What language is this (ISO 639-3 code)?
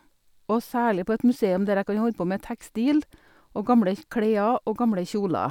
nor